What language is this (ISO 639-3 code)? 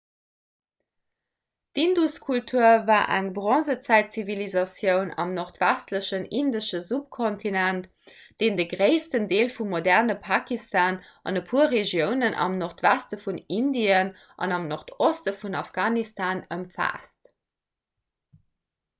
ltz